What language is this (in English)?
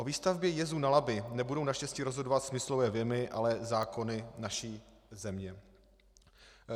Czech